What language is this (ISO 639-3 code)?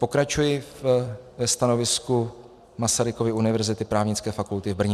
ces